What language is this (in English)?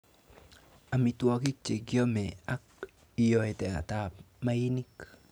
Kalenjin